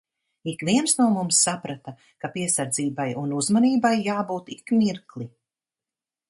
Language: Latvian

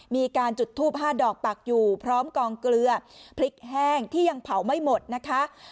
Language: Thai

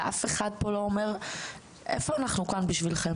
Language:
Hebrew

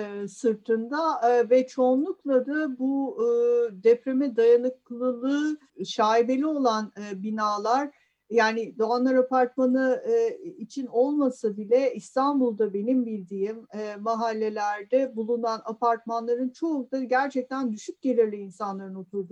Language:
Turkish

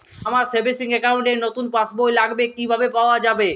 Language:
Bangla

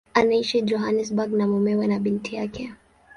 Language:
Swahili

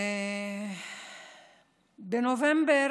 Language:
Hebrew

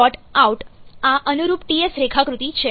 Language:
Gujarati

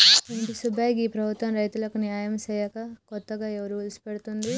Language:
Telugu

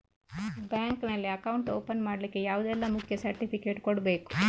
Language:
Kannada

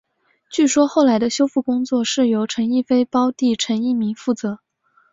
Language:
Chinese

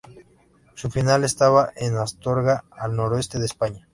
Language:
Spanish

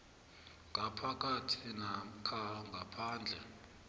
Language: South Ndebele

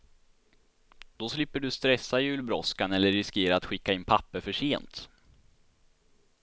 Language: Swedish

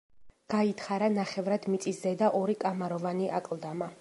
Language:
Georgian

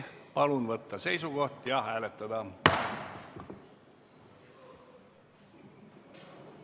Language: Estonian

